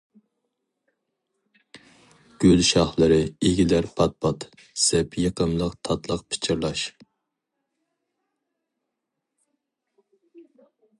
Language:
Uyghur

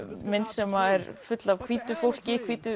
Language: Icelandic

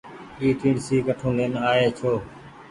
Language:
Goaria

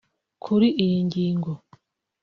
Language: Kinyarwanda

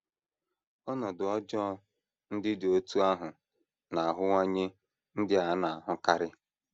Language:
Igbo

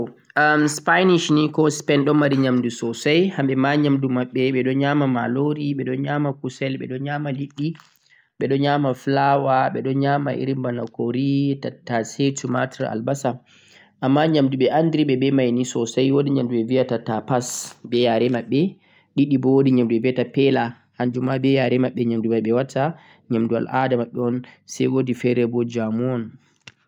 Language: Central-Eastern Niger Fulfulde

